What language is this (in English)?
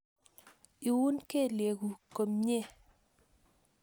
Kalenjin